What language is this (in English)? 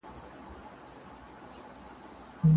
Pashto